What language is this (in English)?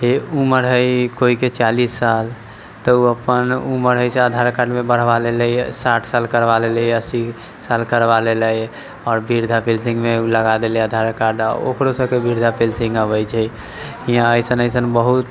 Maithili